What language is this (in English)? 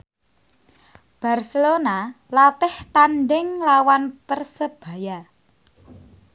Javanese